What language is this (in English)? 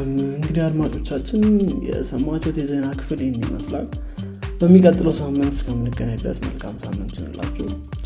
Amharic